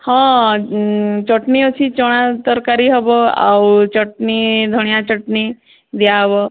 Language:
Odia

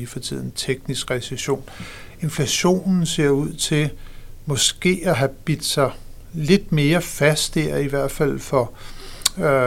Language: Danish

